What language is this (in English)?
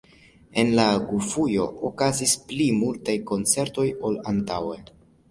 Esperanto